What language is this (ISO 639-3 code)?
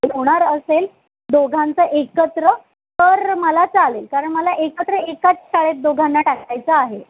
mar